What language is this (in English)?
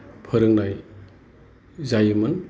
Bodo